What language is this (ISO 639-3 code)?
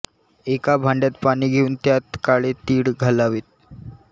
mar